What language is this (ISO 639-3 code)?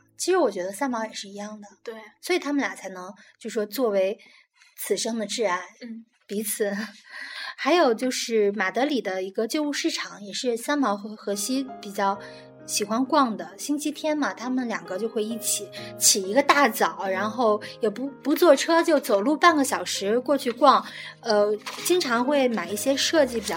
zho